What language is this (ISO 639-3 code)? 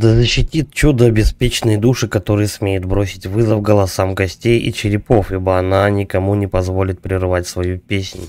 rus